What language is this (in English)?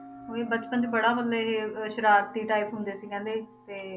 Punjabi